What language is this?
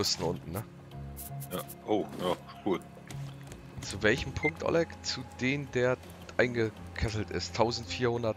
German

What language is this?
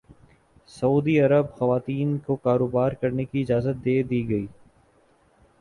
Urdu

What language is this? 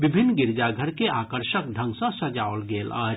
Maithili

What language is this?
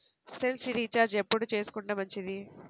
Telugu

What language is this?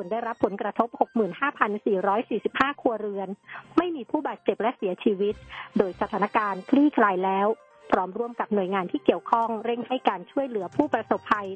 Thai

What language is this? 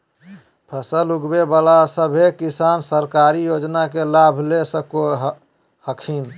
Magahi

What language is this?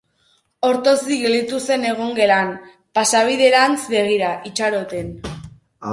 Basque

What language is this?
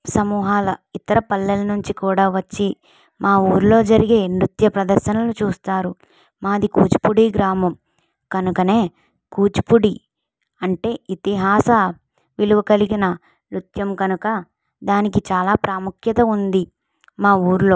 Telugu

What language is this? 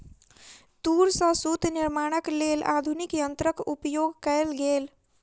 Maithili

